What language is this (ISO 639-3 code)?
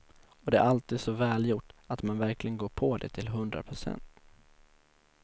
swe